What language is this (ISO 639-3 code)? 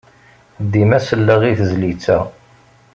kab